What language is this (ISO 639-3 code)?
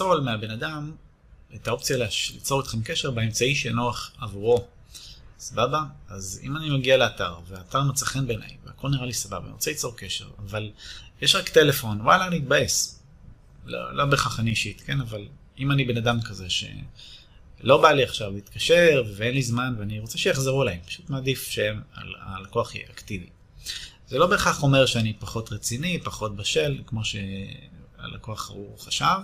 heb